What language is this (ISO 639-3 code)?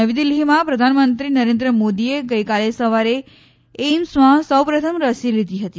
guj